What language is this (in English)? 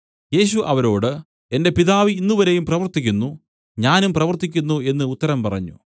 Malayalam